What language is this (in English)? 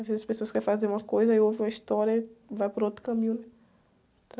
Portuguese